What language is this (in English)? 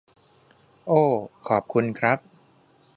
Thai